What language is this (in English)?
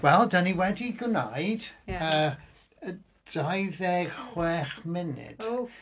Welsh